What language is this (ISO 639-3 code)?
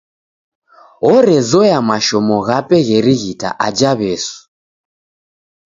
dav